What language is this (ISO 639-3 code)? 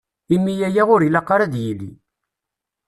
kab